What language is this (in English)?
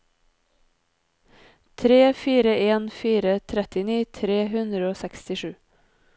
Norwegian